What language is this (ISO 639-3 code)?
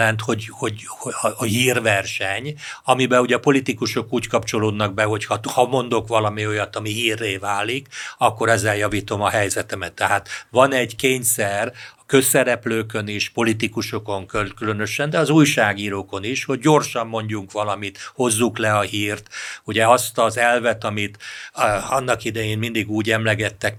hun